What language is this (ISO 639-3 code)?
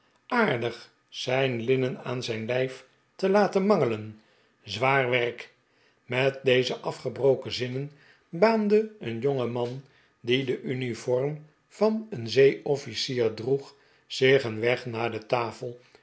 nld